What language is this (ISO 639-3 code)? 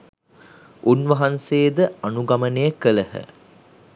sin